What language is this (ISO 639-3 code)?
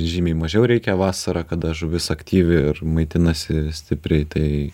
lit